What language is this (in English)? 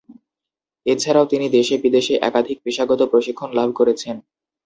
Bangla